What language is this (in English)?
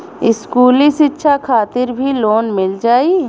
Bhojpuri